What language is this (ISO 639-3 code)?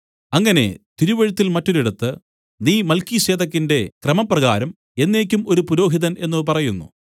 mal